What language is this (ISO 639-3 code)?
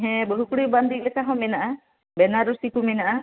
sat